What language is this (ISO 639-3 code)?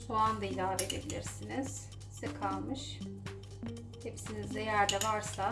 tur